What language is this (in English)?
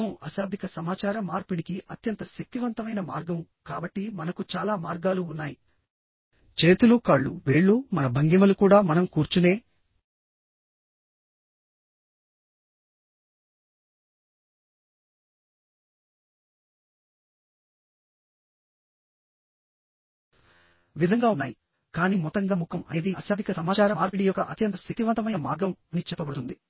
Telugu